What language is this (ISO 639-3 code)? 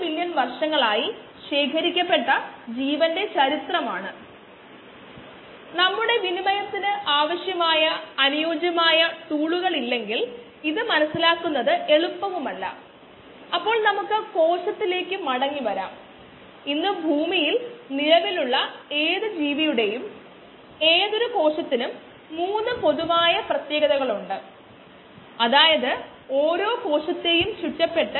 mal